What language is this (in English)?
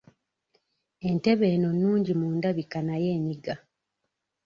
Ganda